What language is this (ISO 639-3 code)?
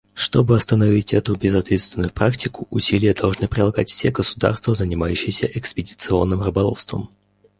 rus